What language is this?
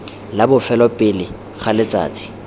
Tswana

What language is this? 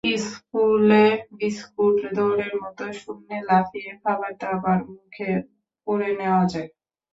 Bangla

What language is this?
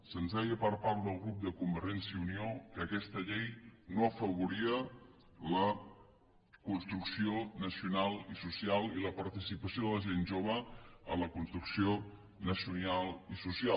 Catalan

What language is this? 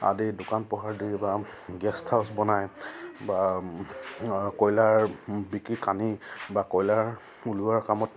Assamese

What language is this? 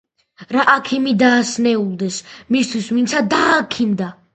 Georgian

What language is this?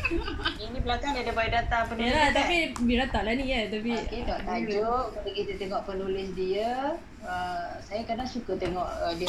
Malay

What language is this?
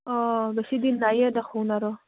Assamese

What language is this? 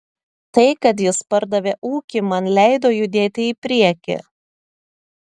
Lithuanian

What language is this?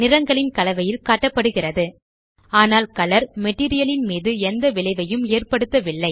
Tamil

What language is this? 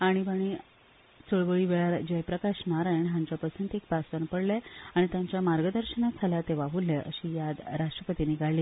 Konkani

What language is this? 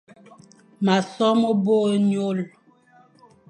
Fang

